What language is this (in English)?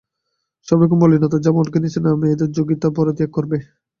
Bangla